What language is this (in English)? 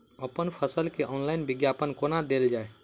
Maithili